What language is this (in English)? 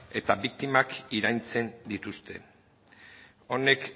Basque